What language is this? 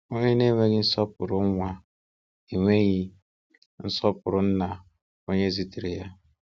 Igbo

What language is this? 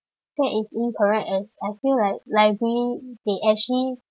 English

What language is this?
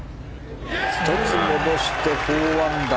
Japanese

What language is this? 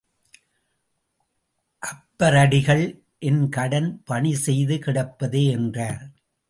Tamil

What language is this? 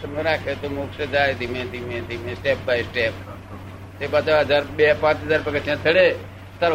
Gujarati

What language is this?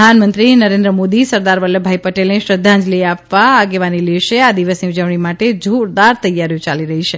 Gujarati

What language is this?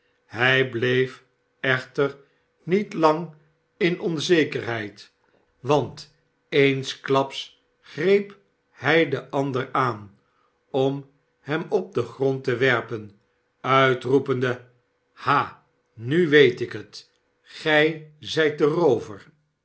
Dutch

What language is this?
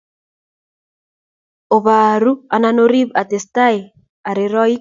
Kalenjin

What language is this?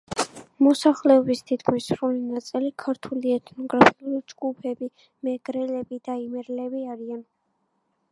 Georgian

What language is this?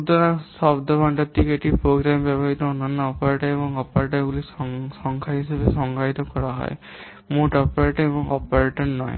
Bangla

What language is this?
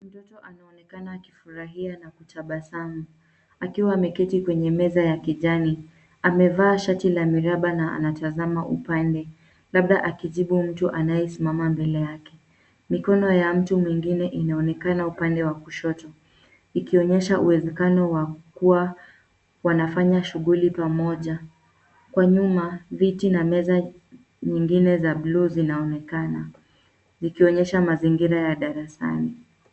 Swahili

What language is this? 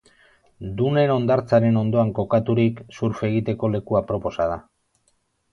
Basque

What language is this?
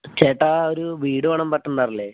Malayalam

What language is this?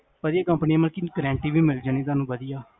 Punjabi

